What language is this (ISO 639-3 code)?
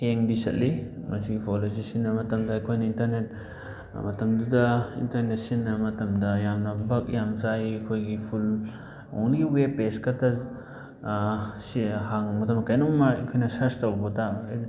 mni